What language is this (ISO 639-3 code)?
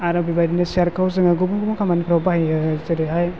brx